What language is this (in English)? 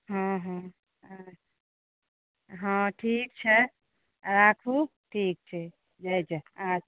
Maithili